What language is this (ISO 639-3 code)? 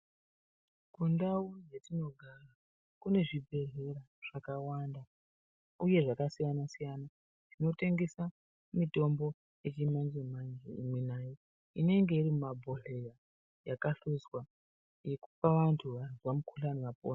ndc